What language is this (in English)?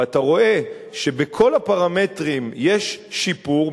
Hebrew